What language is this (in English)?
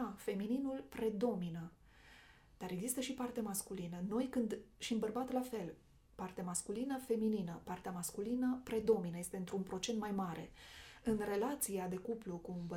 Romanian